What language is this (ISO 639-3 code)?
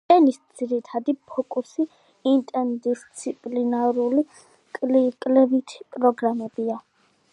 kat